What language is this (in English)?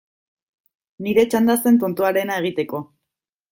Basque